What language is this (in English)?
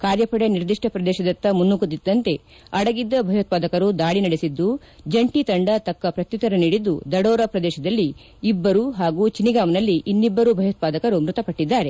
Kannada